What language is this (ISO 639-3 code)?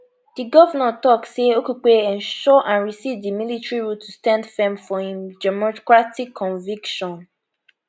pcm